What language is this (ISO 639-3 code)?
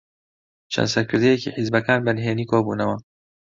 ckb